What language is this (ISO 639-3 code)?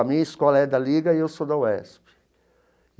por